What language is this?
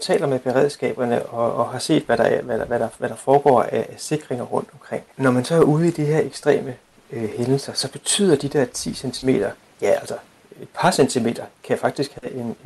Danish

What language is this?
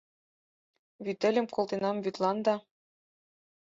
Mari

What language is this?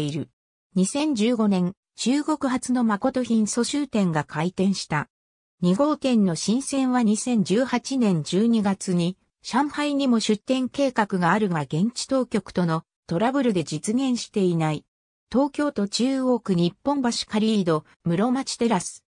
Japanese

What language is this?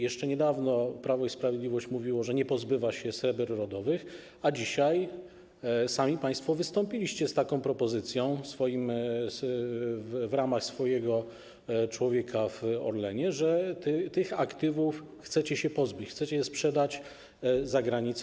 Polish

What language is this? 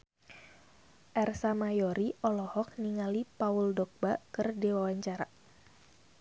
Sundanese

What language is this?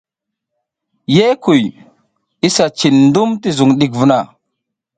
South Giziga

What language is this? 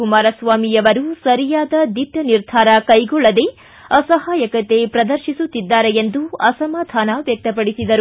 Kannada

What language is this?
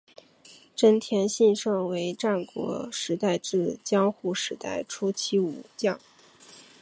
Chinese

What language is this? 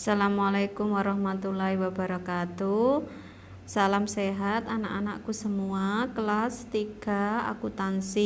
Indonesian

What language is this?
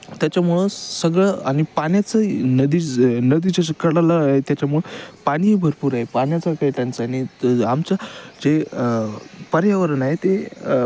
Marathi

